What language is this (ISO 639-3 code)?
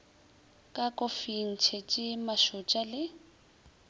nso